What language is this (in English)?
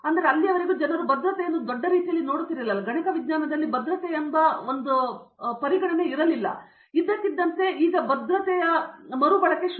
Kannada